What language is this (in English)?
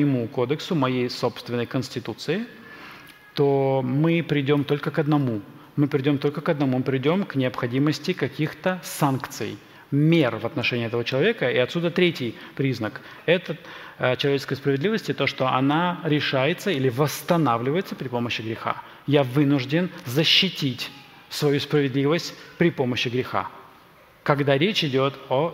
Russian